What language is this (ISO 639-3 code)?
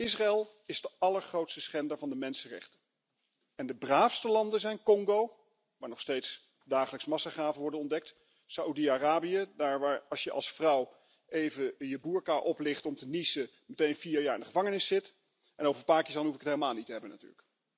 nld